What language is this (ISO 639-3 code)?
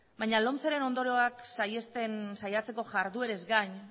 eus